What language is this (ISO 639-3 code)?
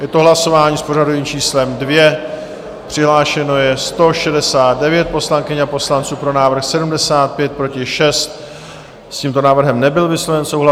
ces